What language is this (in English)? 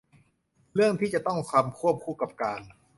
Thai